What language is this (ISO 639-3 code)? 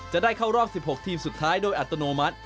tha